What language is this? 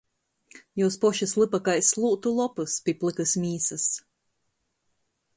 Latgalian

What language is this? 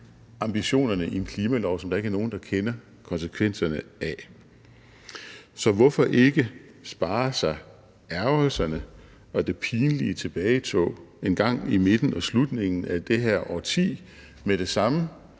Danish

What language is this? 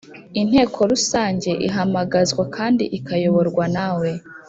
Kinyarwanda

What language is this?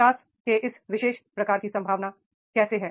Hindi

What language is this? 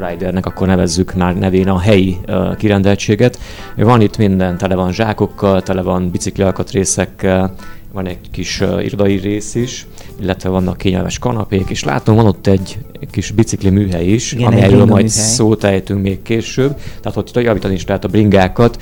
Hungarian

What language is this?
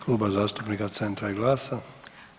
Croatian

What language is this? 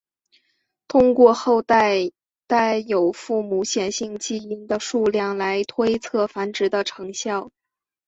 Chinese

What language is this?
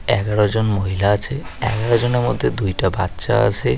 Bangla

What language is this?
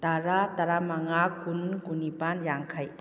Manipuri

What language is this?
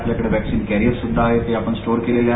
Marathi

